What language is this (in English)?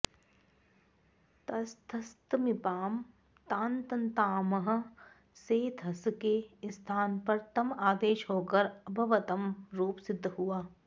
Sanskrit